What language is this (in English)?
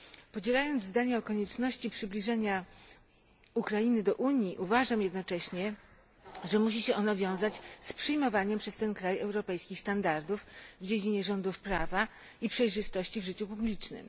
Polish